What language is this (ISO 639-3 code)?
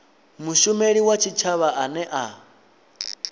ven